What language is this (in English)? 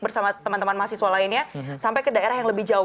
Indonesian